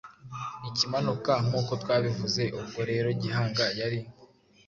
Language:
Kinyarwanda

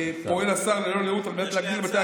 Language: Hebrew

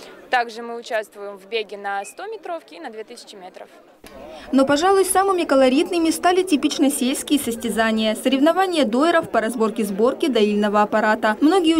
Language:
Russian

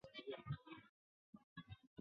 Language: Chinese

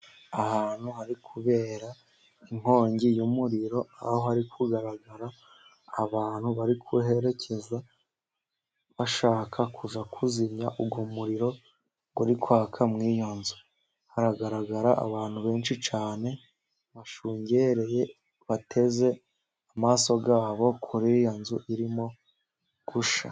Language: Kinyarwanda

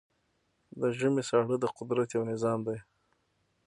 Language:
Pashto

